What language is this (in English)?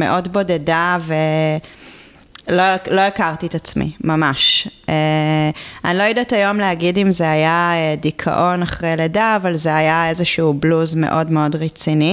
Hebrew